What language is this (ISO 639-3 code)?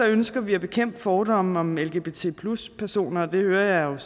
dan